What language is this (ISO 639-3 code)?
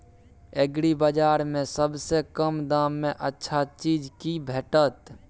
mai